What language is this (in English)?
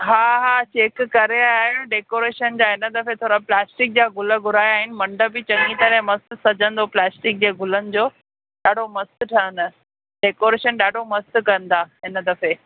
Sindhi